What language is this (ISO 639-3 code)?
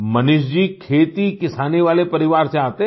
hin